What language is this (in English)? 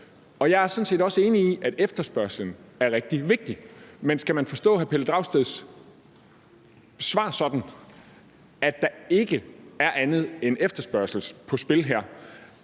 Danish